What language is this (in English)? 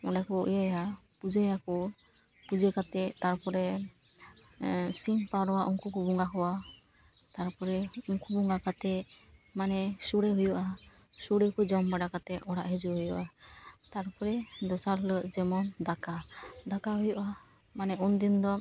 Santali